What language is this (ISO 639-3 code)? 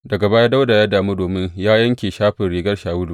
hau